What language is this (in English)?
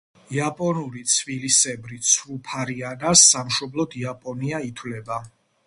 Georgian